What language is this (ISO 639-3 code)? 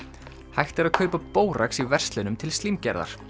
isl